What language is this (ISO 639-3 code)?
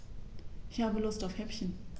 deu